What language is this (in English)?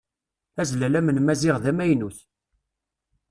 Kabyle